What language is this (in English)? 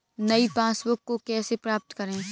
Hindi